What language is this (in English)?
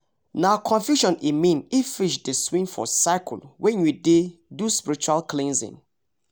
Nigerian Pidgin